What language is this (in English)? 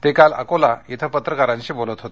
Marathi